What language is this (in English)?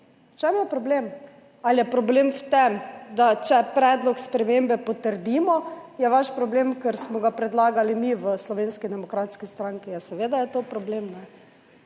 Slovenian